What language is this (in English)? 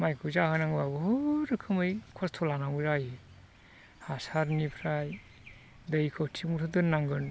Bodo